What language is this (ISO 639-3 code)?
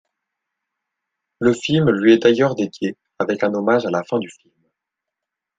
fra